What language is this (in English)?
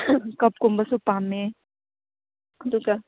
Manipuri